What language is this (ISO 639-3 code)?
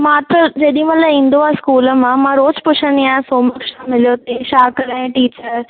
snd